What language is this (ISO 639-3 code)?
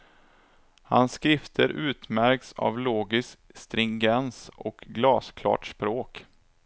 swe